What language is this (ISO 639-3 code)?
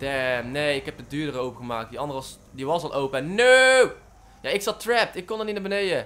nld